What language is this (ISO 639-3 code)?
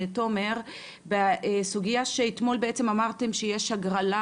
heb